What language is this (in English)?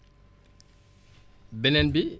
Wolof